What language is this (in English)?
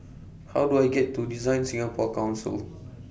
English